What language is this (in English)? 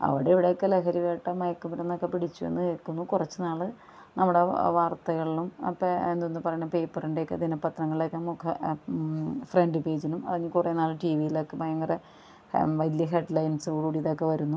Malayalam